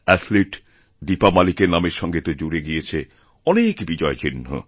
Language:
Bangla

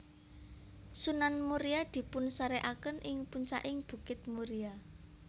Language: Javanese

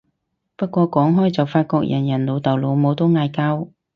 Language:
Cantonese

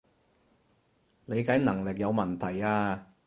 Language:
Cantonese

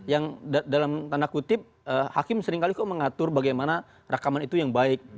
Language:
Indonesian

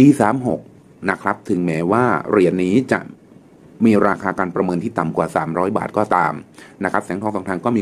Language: Thai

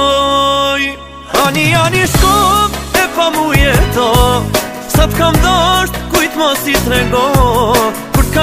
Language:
Romanian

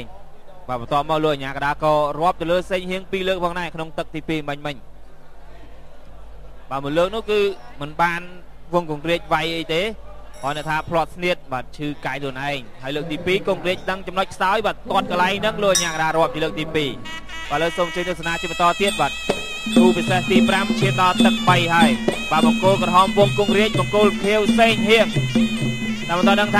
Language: Thai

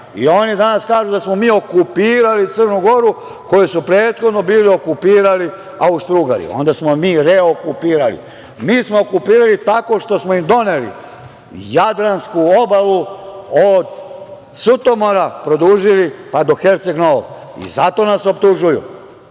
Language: Serbian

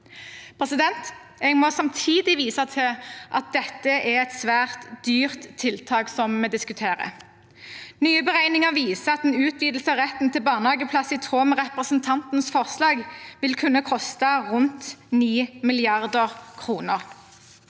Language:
Norwegian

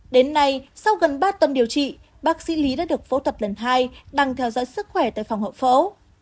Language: Vietnamese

